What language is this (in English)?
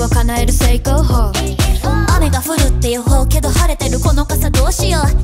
Japanese